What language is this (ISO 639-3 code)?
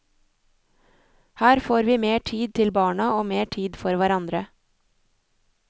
nor